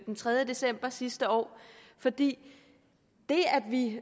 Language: Danish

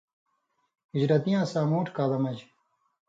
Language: Indus Kohistani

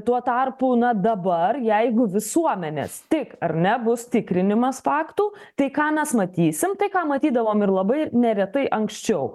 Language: Lithuanian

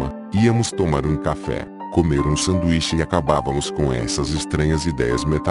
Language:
Portuguese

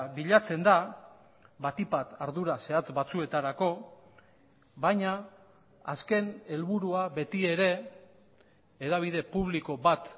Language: Basque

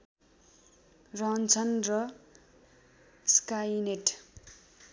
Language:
Nepali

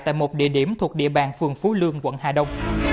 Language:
Vietnamese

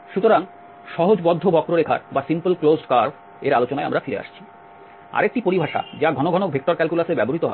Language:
Bangla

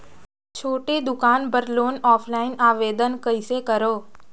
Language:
Chhattisgarhi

